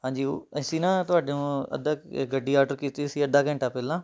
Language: Punjabi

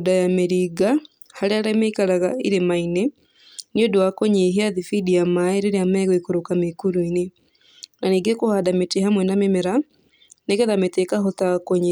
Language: Kikuyu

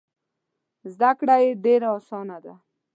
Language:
Pashto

